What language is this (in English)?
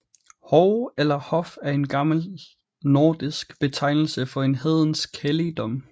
Danish